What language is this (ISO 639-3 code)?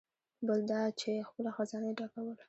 pus